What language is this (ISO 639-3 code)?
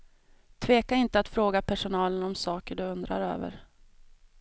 swe